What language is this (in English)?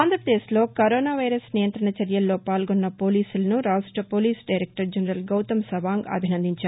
Telugu